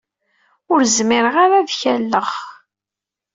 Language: Kabyle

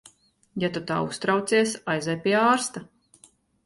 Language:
Latvian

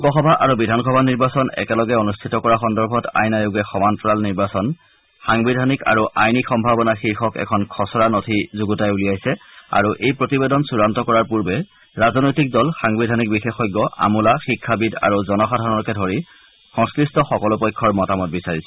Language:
Assamese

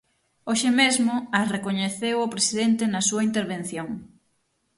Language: Galician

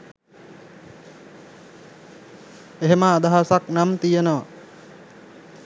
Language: Sinhala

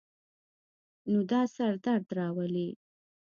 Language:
Pashto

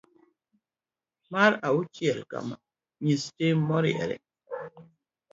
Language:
Luo (Kenya and Tanzania)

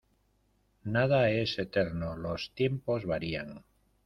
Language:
Spanish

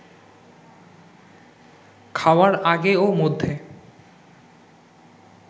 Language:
Bangla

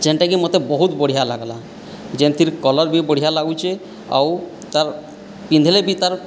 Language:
Odia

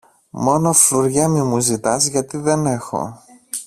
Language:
Greek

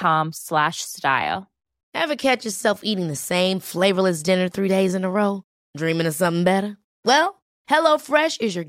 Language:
Italian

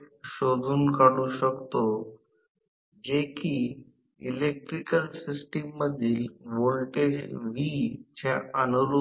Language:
Marathi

